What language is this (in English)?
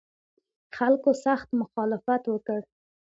Pashto